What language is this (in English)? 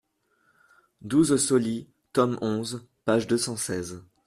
French